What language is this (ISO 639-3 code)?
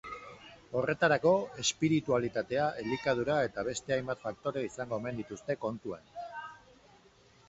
eus